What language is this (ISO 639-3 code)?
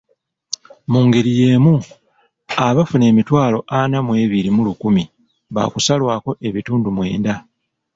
lug